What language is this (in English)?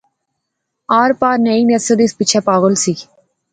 Pahari-Potwari